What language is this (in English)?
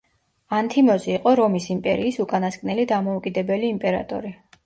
Georgian